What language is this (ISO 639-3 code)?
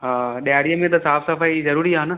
snd